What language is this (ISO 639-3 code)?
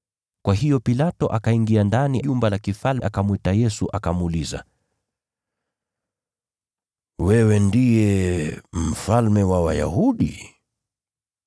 swa